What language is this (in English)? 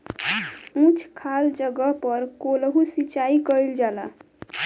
Bhojpuri